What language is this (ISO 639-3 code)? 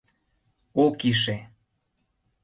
chm